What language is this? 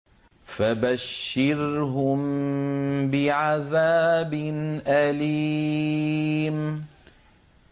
Arabic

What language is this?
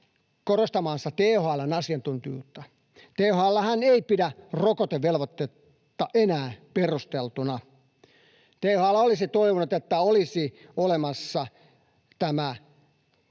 Finnish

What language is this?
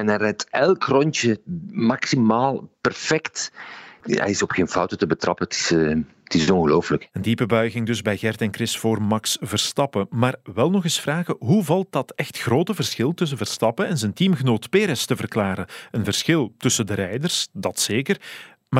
Dutch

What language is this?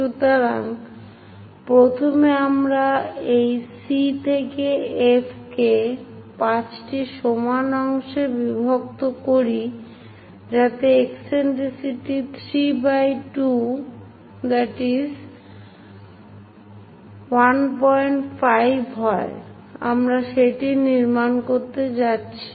Bangla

